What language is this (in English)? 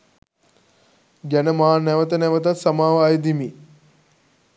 Sinhala